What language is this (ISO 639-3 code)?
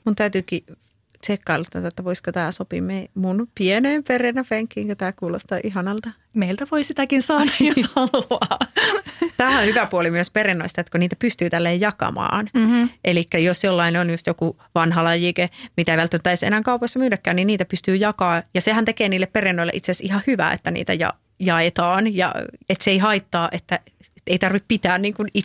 fin